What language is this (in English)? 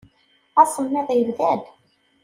Kabyle